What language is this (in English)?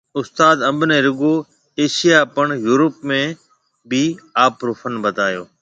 Marwari (Pakistan)